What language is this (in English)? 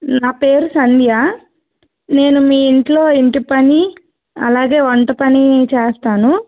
Telugu